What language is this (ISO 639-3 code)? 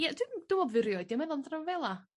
cym